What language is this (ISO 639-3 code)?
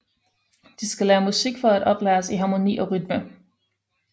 dan